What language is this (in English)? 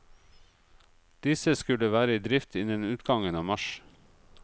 Norwegian